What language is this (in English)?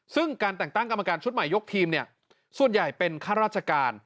Thai